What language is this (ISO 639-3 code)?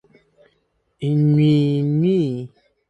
aka